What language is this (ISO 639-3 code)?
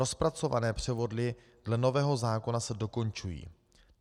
ces